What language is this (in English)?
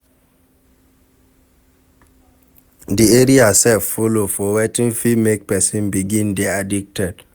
Nigerian Pidgin